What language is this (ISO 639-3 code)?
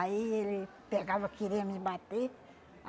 por